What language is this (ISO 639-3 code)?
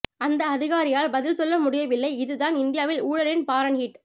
tam